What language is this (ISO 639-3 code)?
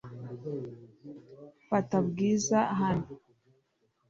kin